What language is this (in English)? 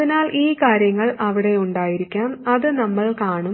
Malayalam